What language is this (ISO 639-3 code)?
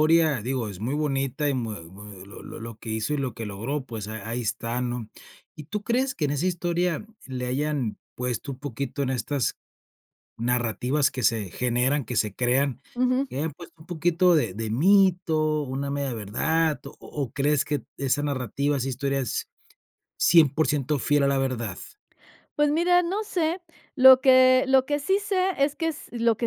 spa